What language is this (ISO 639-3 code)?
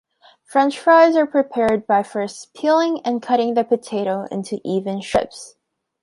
eng